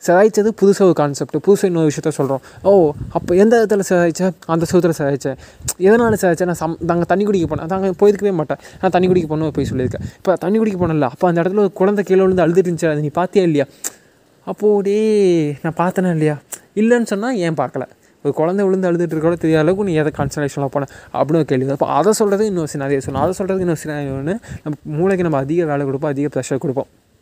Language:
Tamil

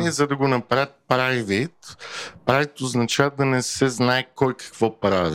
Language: Bulgarian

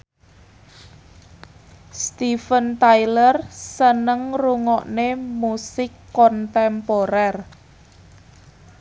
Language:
Javanese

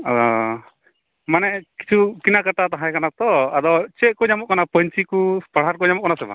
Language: Santali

